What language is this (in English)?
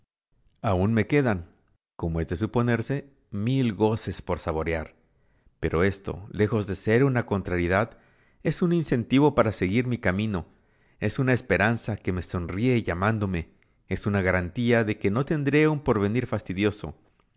Spanish